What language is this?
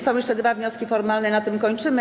Polish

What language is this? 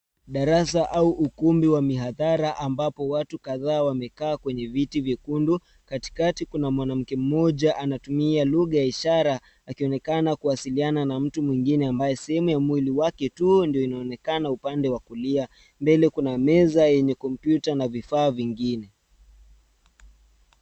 Swahili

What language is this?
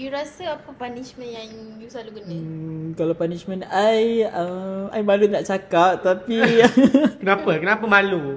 Malay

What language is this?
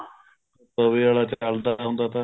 Punjabi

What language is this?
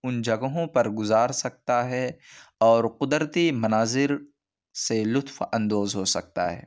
Urdu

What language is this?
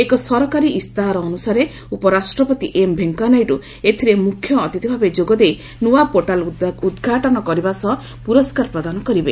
Odia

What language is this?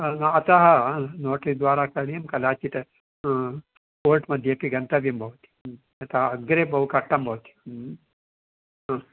Sanskrit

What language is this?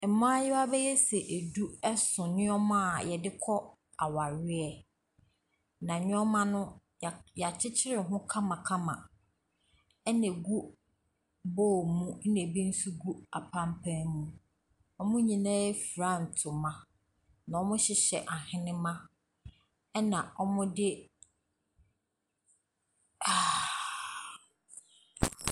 Akan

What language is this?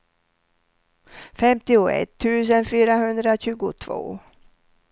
Swedish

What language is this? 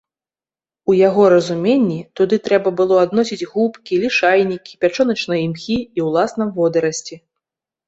Belarusian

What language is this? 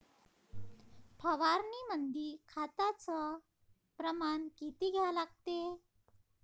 Marathi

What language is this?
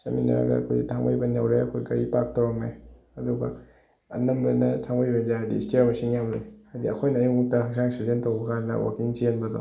Manipuri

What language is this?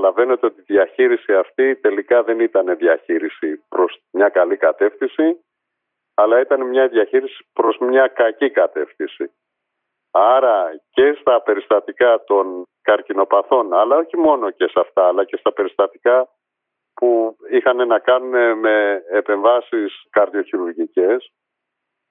Greek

